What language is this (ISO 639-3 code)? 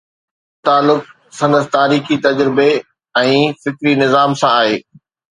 snd